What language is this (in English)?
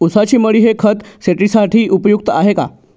Marathi